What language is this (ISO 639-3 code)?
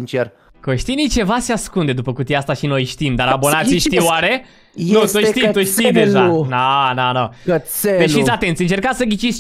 ron